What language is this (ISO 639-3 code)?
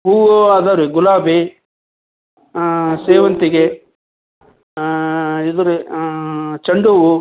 kan